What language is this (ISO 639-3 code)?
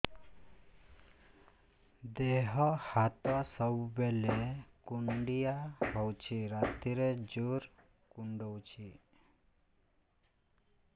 ori